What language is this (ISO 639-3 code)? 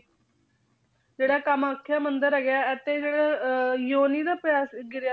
pan